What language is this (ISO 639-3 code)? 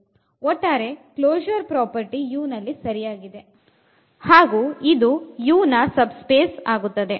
kan